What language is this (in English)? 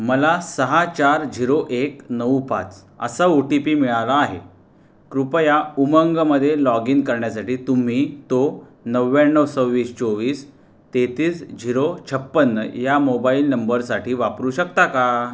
Marathi